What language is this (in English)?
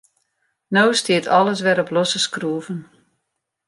Western Frisian